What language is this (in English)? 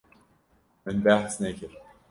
Kurdish